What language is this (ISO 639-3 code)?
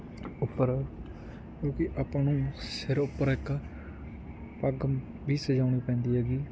pan